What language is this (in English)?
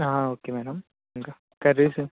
Telugu